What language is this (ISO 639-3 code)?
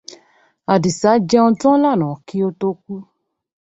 yor